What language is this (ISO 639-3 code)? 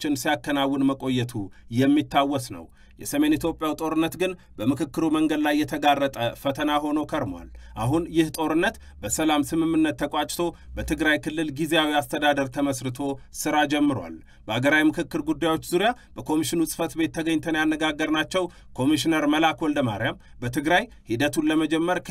ara